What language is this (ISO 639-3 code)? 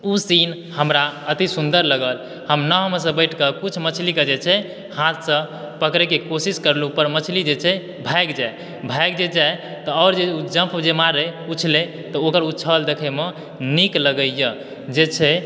mai